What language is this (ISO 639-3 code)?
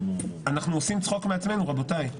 heb